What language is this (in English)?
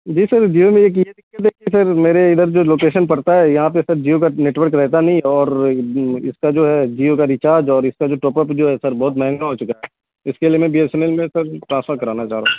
Urdu